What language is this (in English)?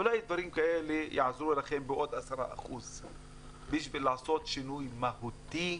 Hebrew